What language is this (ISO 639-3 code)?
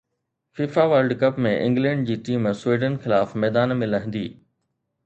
snd